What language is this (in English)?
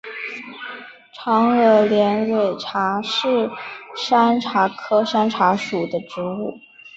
Chinese